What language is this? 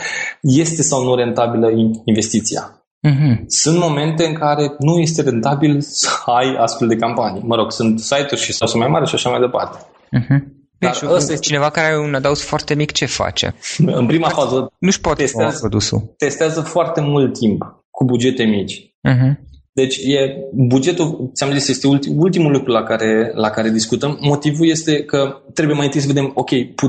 Romanian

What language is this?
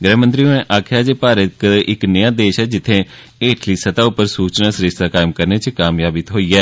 Dogri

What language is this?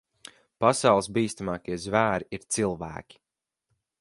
Latvian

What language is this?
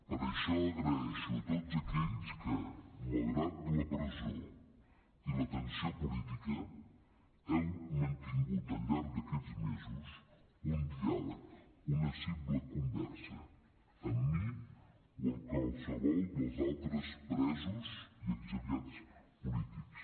Catalan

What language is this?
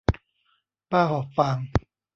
Thai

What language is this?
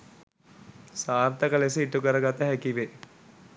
Sinhala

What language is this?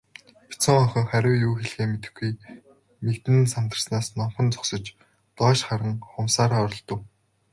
Mongolian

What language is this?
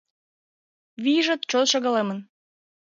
Mari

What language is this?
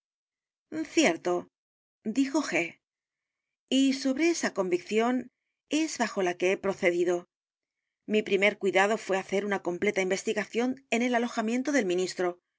Spanish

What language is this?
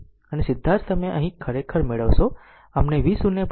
Gujarati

